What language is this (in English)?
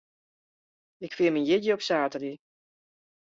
Western Frisian